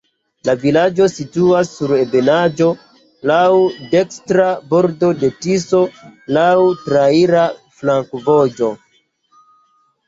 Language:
Esperanto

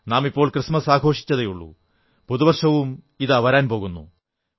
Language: Malayalam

